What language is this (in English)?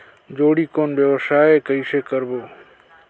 Chhattisgarhi